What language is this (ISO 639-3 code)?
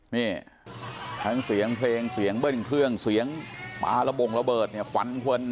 tha